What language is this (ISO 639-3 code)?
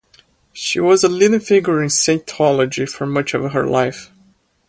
eng